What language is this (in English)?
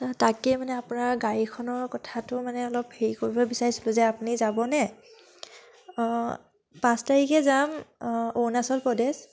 Assamese